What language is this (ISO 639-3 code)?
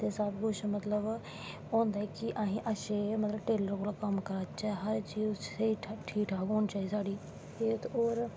doi